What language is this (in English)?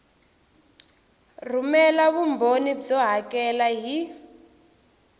Tsonga